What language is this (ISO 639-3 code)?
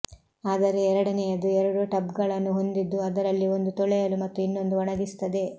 kan